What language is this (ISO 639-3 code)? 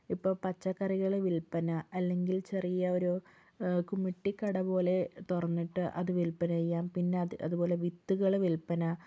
mal